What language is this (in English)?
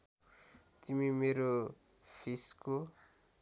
Nepali